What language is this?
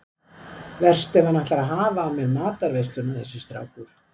Icelandic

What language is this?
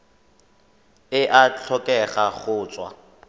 Tswana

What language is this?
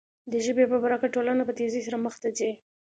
Pashto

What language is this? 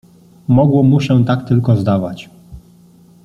Polish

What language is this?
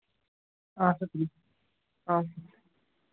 Kashmiri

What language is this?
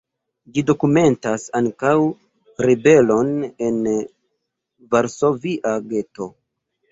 Esperanto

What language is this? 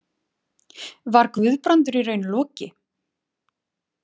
Icelandic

